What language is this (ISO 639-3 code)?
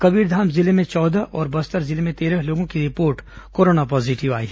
hin